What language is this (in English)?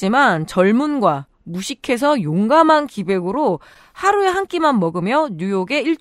Korean